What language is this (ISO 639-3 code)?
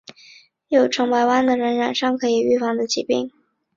zho